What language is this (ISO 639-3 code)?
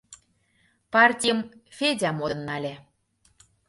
chm